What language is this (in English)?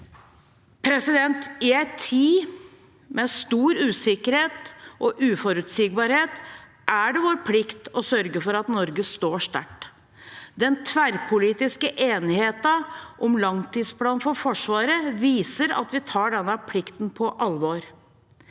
Norwegian